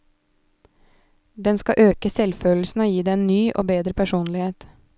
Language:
Norwegian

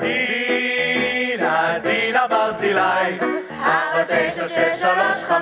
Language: Hebrew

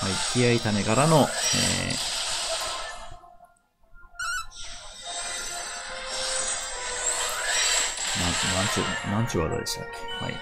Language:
Japanese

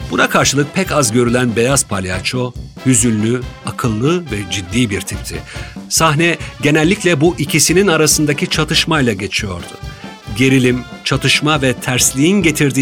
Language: Turkish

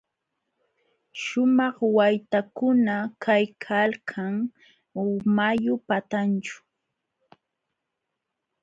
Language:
Jauja Wanca Quechua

